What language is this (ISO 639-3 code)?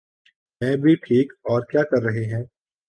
urd